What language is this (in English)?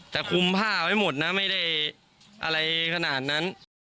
Thai